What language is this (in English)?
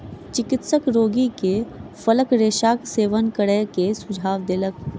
Maithili